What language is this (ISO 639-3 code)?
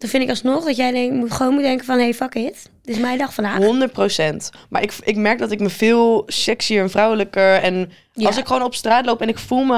nld